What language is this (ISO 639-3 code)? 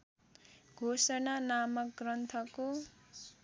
nep